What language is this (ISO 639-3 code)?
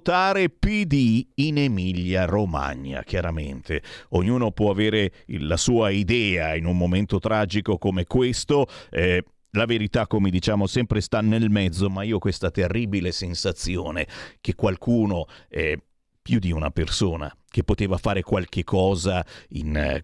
ita